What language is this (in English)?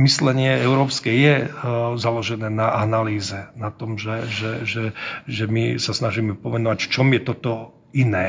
Czech